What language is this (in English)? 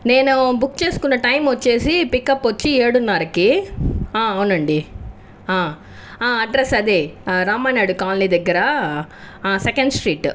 Telugu